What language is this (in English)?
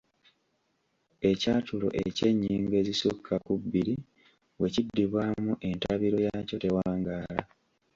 Ganda